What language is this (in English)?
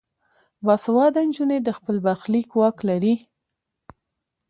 Pashto